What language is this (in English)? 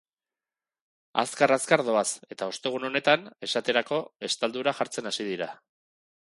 Basque